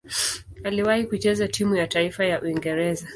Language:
Swahili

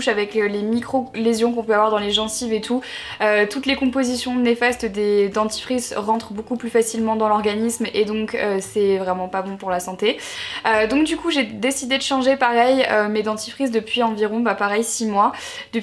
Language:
French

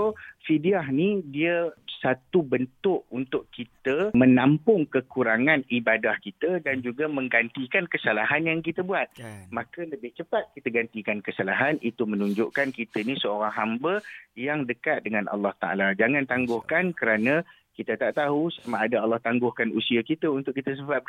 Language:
Malay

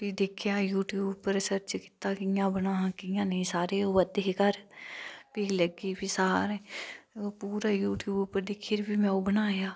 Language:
Dogri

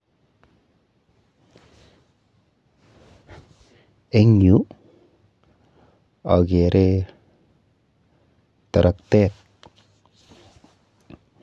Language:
Kalenjin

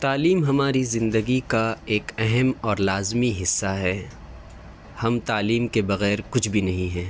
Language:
Urdu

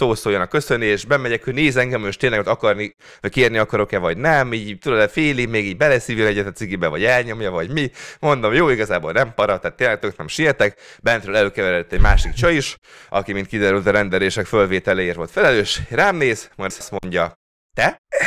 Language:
Hungarian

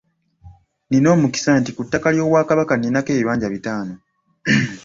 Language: Ganda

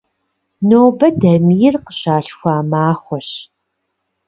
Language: Kabardian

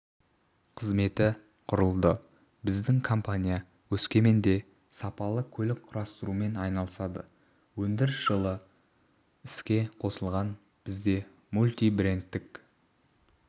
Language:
Kazakh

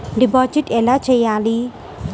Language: Telugu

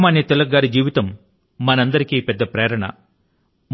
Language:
Telugu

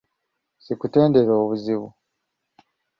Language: Ganda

